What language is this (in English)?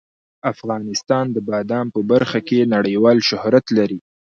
Pashto